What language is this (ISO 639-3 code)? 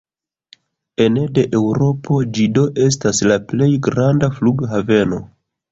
epo